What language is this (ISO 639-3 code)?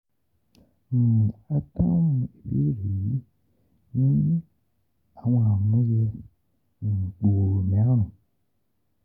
yor